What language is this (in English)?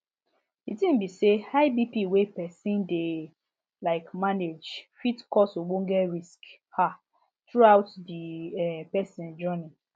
Nigerian Pidgin